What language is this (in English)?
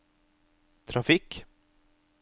Norwegian